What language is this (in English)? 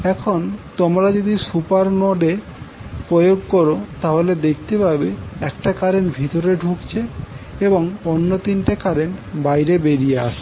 Bangla